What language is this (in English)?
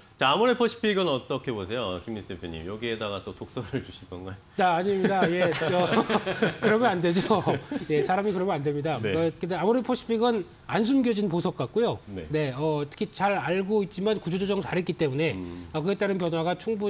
Korean